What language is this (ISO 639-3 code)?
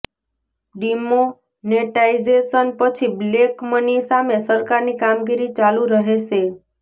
guj